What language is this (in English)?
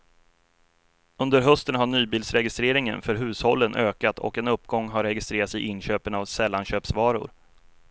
Swedish